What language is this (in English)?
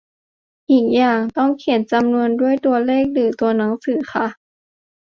Thai